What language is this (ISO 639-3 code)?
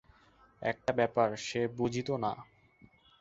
ben